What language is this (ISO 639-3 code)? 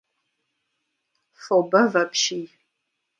kbd